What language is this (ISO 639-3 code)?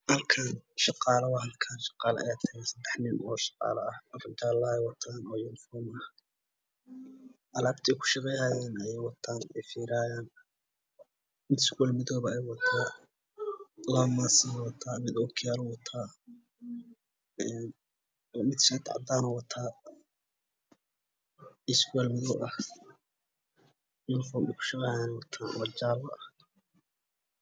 som